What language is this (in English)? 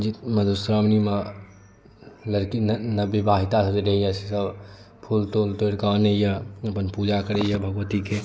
Maithili